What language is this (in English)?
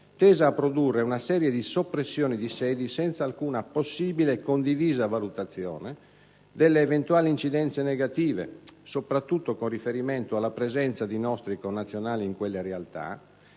Italian